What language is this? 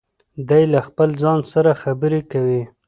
Pashto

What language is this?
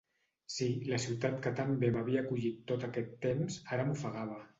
Catalan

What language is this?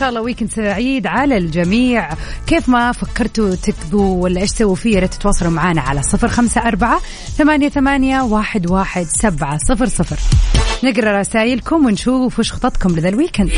Arabic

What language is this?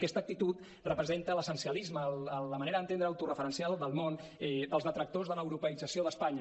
Catalan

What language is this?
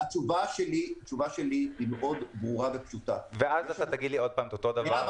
Hebrew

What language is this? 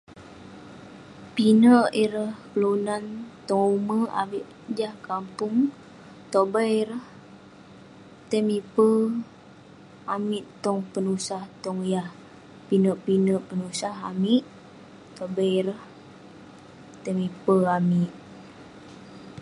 Western Penan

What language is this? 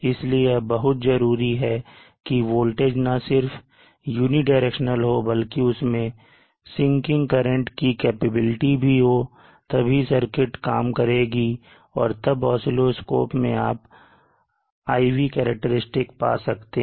Hindi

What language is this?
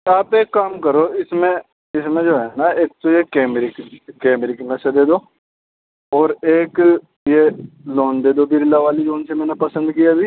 Urdu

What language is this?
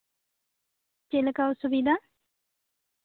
Santali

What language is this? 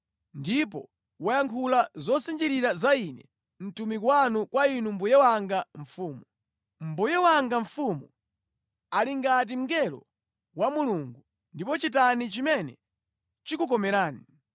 Nyanja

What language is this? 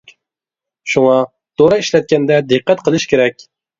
Uyghur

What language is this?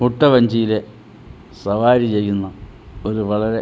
Malayalam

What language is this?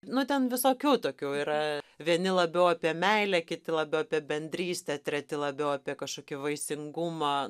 Lithuanian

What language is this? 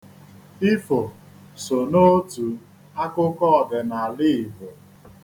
Igbo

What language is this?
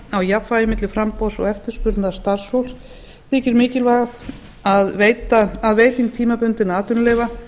Icelandic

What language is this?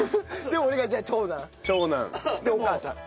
Japanese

